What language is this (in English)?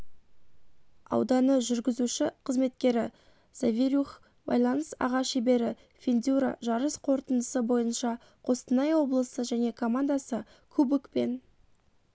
Kazakh